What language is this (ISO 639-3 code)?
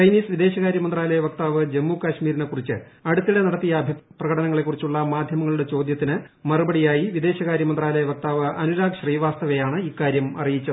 mal